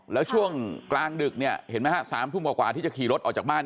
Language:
Thai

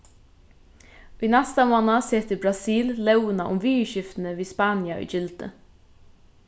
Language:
Faroese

